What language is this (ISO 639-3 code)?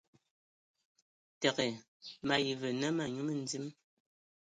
ewo